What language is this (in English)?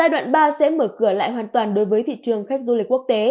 Vietnamese